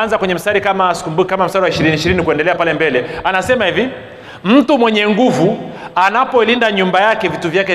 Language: Swahili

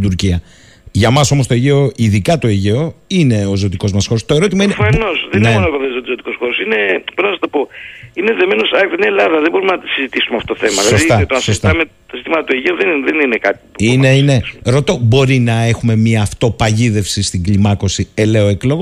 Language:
Greek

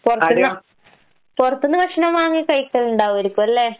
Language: Malayalam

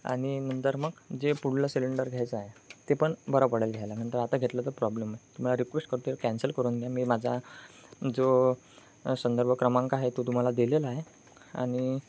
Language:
Marathi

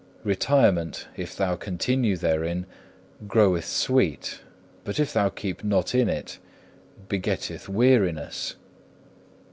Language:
English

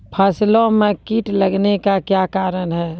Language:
Maithili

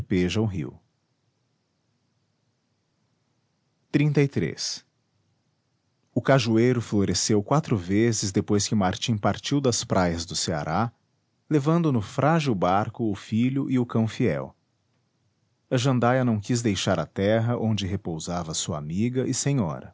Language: Portuguese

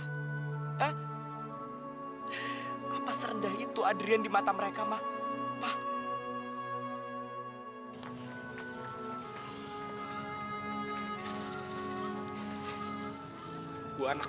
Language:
Indonesian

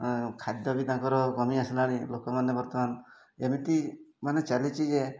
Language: Odia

